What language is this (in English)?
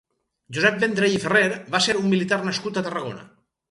Catalan